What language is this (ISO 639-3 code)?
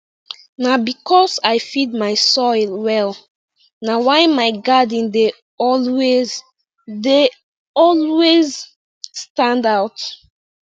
pcm